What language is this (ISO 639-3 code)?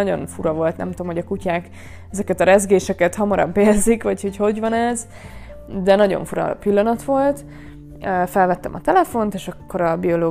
hun